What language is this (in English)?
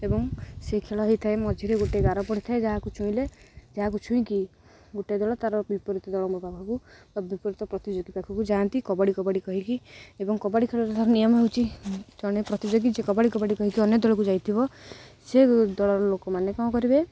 Odia